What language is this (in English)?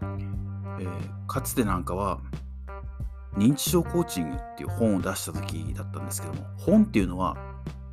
Japanese